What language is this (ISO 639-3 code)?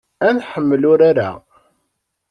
kab